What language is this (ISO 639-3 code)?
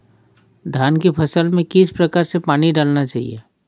hin